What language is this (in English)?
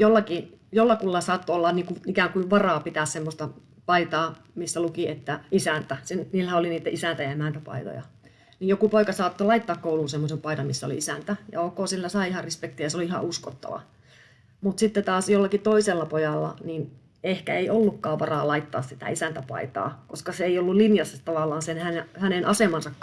Finnish